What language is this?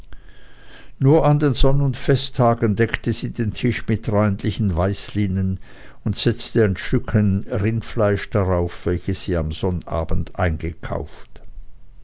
German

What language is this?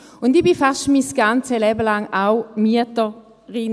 Swiss German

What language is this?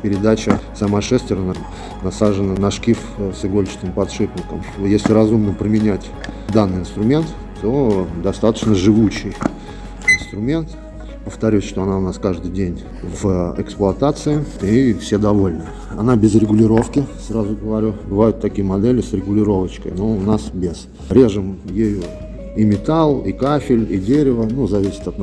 Russian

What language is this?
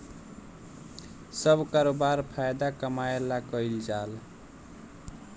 Bhojpuri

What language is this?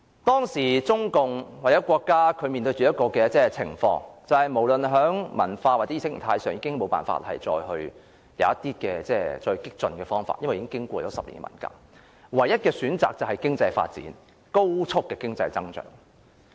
Cantonese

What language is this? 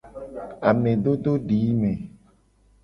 Gen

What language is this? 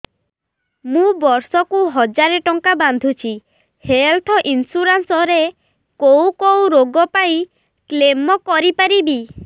Odia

